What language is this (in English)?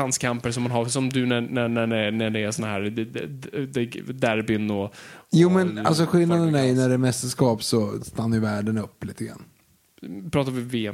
Swedish